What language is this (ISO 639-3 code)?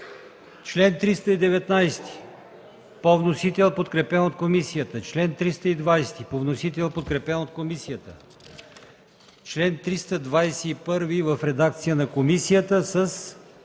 bul